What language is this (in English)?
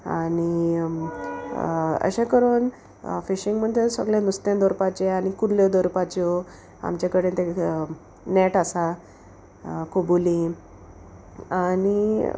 Konkani